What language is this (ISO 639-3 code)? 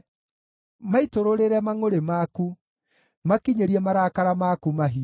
kik